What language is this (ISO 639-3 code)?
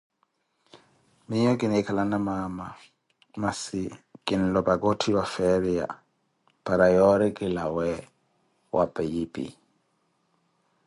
eko